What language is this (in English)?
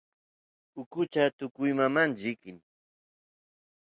Santiago del Estero Quichua